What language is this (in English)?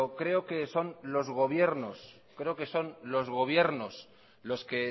Spanish